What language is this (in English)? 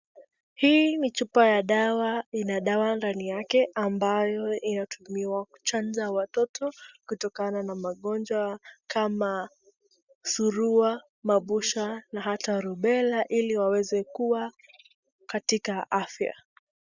Swahili